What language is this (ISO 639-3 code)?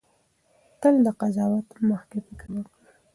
pus